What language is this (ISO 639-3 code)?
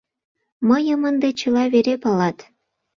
chm